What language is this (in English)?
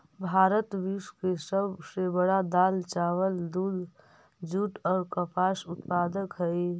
Magahi